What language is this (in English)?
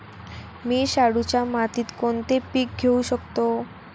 Marathi